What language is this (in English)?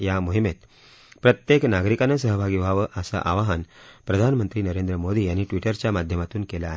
Marathi